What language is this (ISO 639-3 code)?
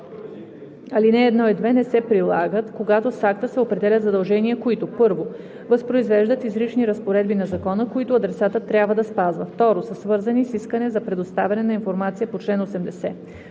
bul